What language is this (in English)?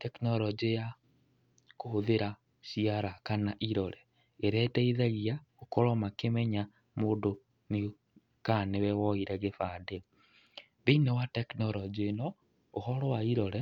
Kikuyu